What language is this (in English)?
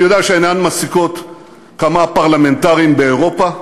Hebrew